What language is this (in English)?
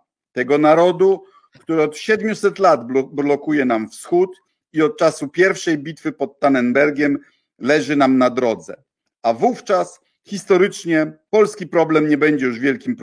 Polish